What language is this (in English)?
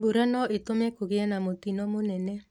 Kikuyu